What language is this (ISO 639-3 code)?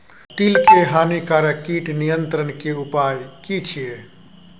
mai